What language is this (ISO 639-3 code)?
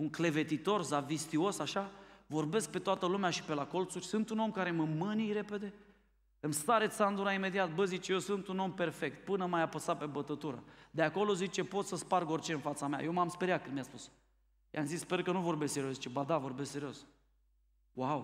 ron